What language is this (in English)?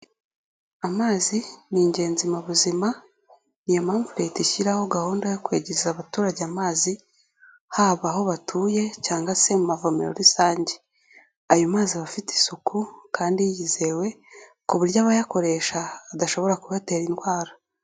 Kinyarwanda